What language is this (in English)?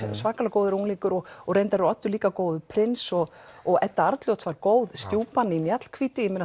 Icelandic